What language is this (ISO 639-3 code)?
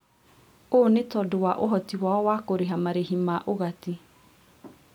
kik